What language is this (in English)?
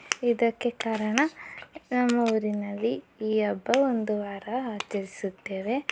Kannada